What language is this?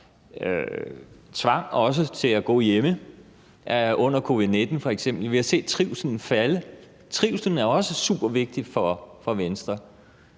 Danish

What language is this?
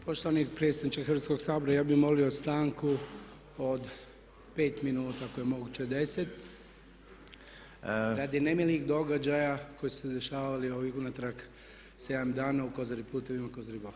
Croatian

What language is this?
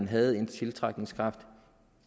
Danish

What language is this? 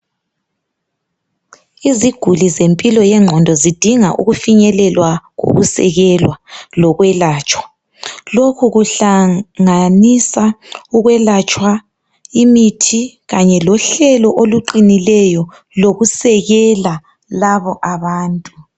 North Ndebele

